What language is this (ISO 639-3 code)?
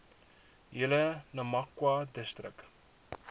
afr